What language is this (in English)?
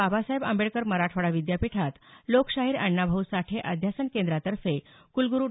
Marathi